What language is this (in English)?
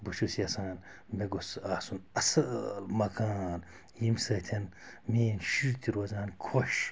Kashmiri